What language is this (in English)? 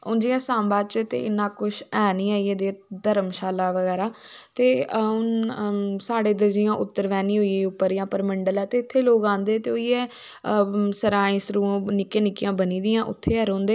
Dogri